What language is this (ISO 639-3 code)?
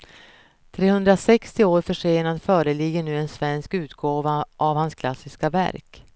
swe